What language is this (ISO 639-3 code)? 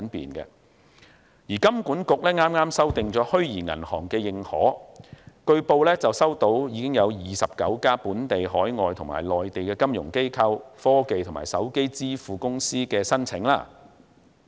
yue